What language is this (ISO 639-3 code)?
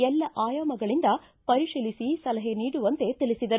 kan